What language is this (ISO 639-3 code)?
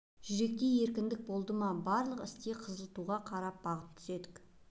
kaz